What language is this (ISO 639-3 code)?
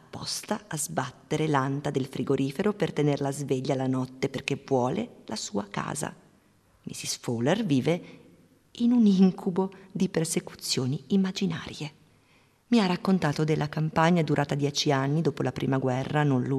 ita